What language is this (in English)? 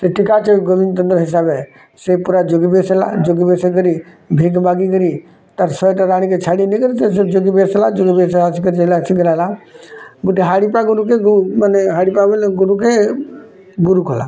Odia